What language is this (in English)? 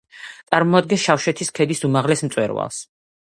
Georgian